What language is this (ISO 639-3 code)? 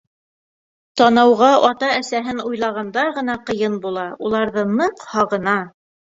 bak